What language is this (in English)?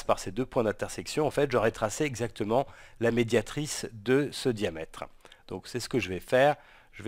French